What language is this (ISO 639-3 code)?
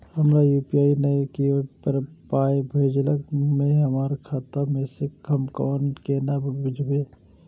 mai